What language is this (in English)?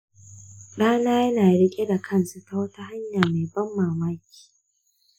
Hausa